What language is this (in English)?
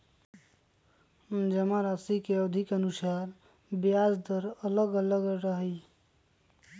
Magahi